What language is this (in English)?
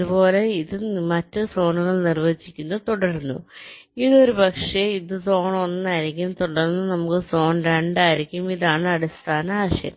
Malayalam